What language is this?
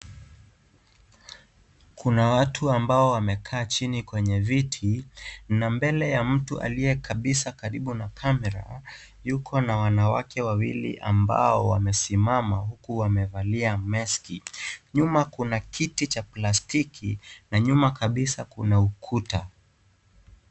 Swahili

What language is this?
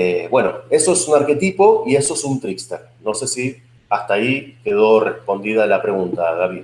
Spanish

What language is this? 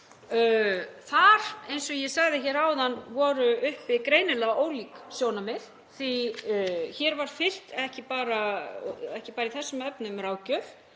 Icelandic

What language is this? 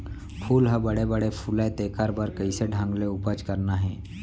Chhattisgarhi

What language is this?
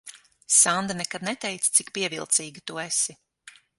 Latvian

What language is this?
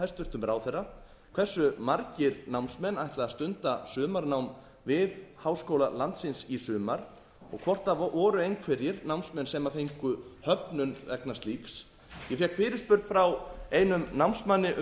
Icelandic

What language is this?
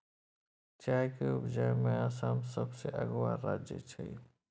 Maithili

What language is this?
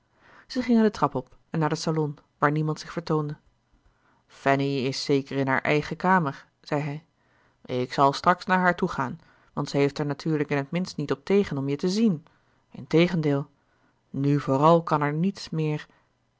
Dutch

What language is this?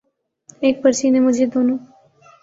Urdu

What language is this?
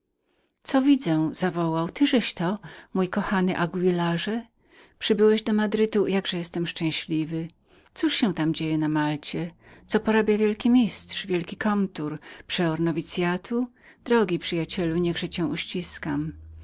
Polish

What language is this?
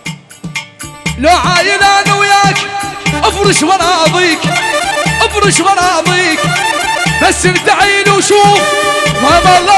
Arabic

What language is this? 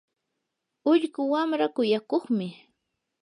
Yanahuanca Pasco Quechua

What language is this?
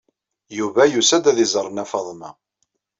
Kabyle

